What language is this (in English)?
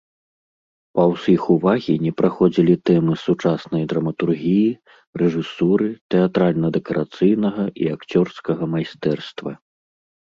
Belarusian